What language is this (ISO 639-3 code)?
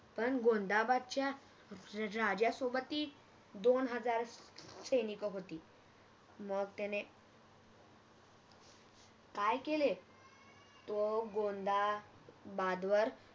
mar